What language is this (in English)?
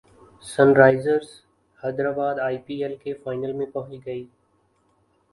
Urdu